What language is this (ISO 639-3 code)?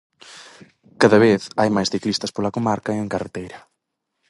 glg